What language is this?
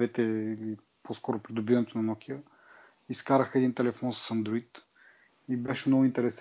Bulgarian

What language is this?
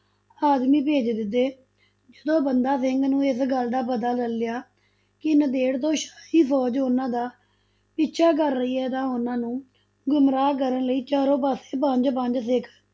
Punjabi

